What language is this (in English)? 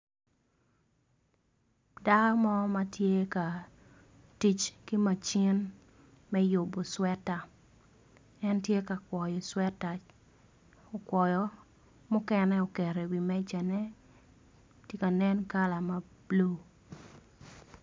Acoli